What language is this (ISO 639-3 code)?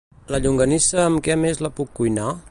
cat